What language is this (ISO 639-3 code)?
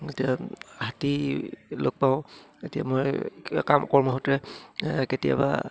asm